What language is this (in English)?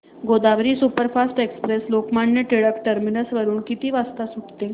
Marathi